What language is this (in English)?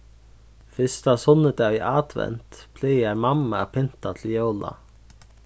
Faroese